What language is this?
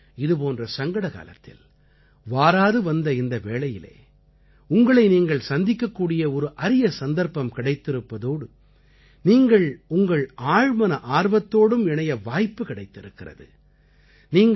Tamil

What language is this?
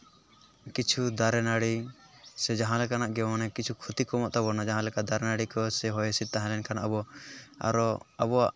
Santali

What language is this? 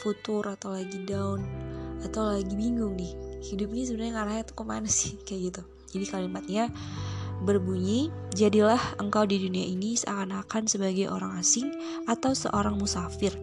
Indonesian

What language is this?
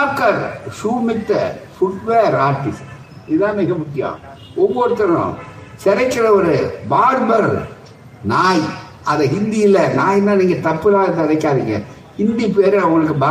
Tamil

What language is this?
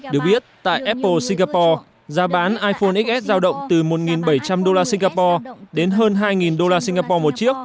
Vietnamese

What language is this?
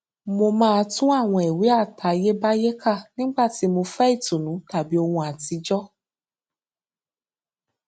Yoruba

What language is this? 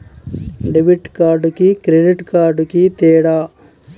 Telugu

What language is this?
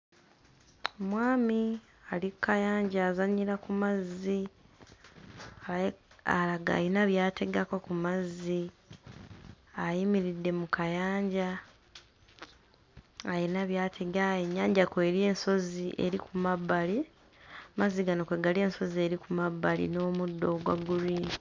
Ganda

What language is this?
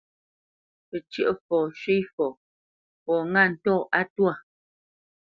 Bamenyam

